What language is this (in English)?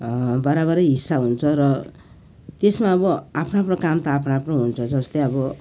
Nepali